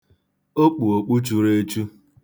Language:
Igbo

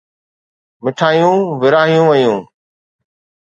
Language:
Sindhi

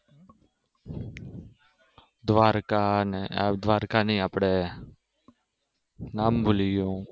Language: Gujarati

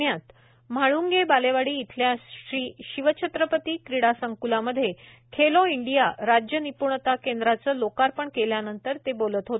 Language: Marathi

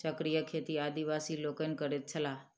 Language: Maithili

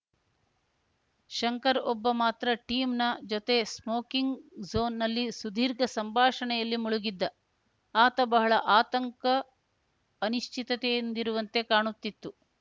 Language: Kannada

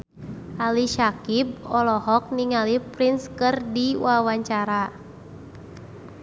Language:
Sundanese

